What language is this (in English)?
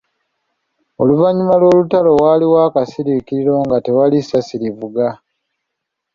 Ganda